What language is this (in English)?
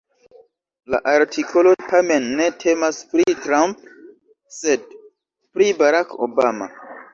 Esperanto